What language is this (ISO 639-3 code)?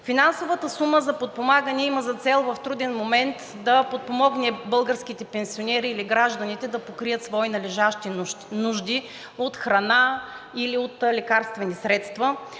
bul